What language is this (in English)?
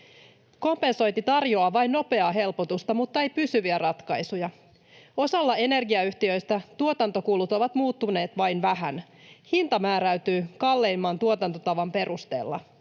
Finnish